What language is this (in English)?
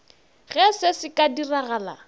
Northern Sotho